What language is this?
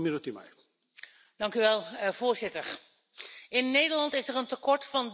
Dutch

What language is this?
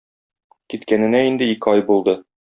Tatar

